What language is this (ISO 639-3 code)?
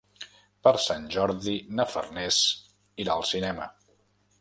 cat